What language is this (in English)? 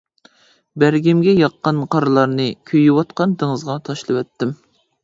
Uyghur